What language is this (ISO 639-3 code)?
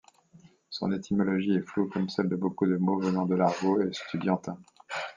fra